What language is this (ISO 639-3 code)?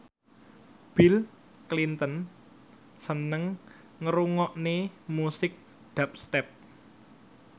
jav